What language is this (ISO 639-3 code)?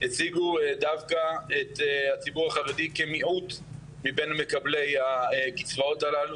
heb